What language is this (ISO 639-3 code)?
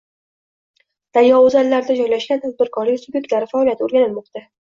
uzb